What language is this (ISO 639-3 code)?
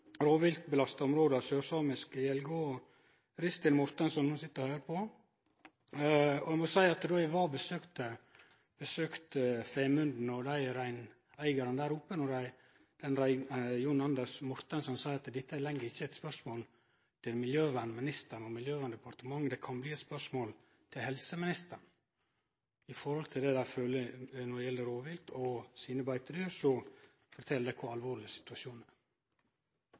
nno